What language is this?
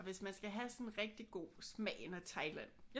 Danish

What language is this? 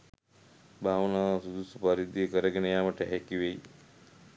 Sinhala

